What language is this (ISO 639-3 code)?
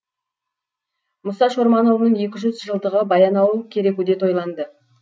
kaz